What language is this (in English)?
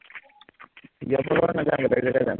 Assamese